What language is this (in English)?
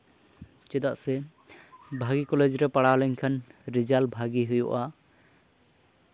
Santali